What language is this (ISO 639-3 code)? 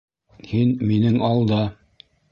bak